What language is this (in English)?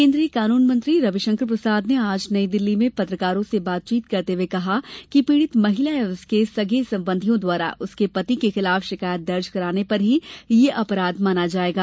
Hindi